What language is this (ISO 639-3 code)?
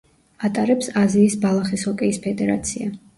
kat